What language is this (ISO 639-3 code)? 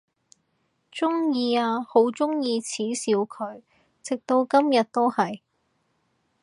yue